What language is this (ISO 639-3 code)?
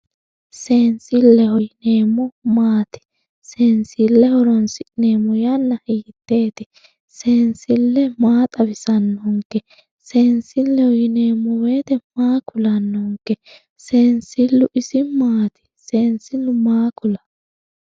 sid